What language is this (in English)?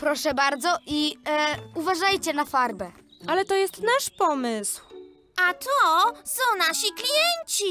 Polish